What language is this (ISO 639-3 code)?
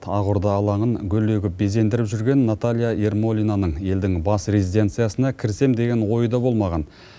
kaz